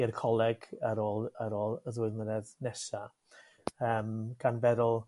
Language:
Welsh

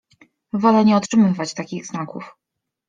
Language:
Polish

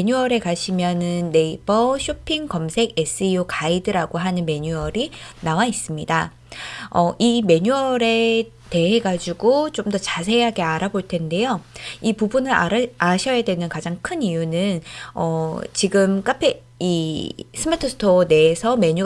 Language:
Korean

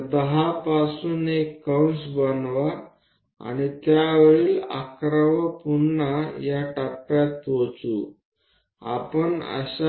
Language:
Gujarati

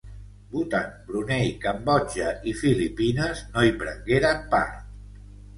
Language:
Catalan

